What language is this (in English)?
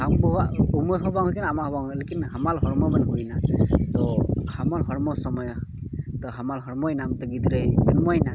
Santali